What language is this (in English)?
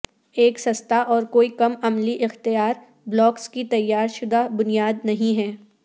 Urdu